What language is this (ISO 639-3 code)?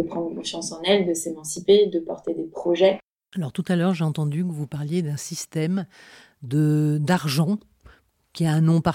fra